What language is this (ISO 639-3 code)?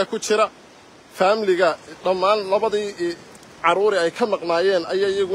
ara